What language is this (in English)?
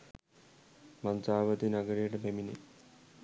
Sinhala